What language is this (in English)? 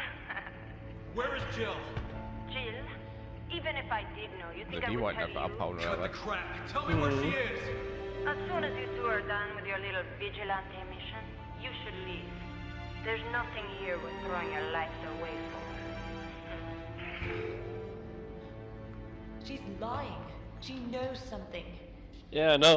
German